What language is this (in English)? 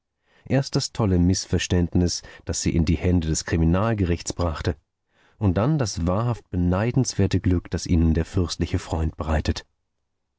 German